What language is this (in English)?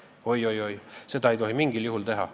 Estonian